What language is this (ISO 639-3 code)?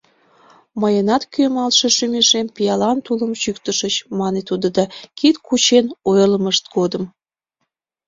chm